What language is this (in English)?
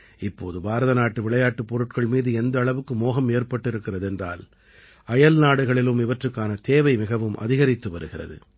Tamil